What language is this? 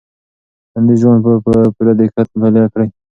Pashto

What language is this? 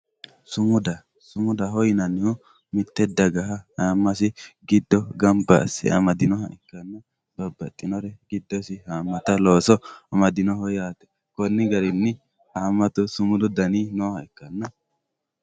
Sidamo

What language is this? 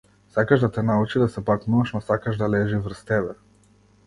Macedonian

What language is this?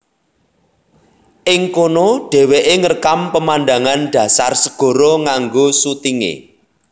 Javanese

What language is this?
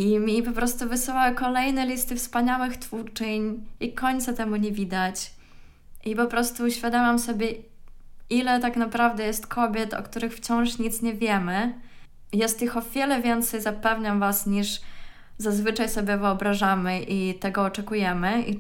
Polish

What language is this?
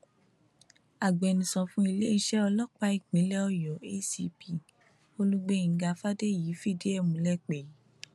Yoruba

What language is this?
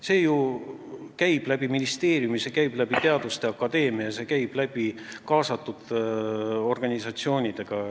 Estonian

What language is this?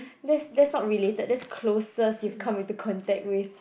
English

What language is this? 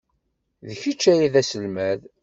Kabyle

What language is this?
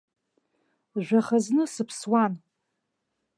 Abkhazian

